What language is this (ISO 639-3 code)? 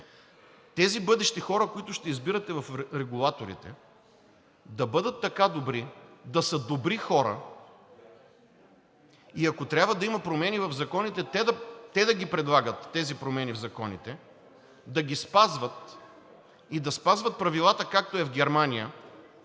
bul